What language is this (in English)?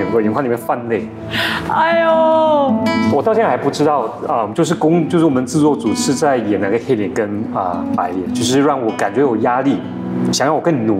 Chinese